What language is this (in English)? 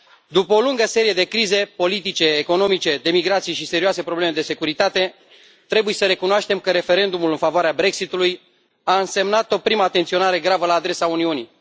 Romanian